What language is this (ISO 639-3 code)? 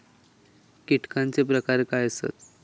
mar